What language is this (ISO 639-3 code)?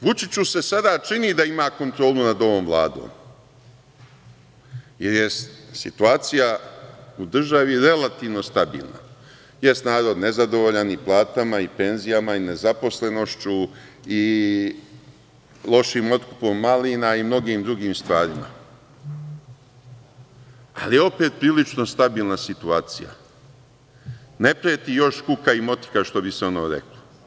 srp